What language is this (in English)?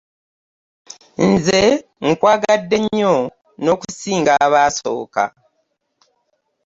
Ganda